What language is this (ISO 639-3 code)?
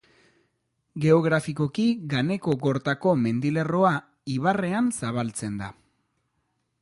eus